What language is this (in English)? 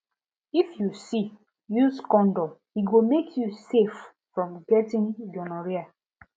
Nigerian Pidgin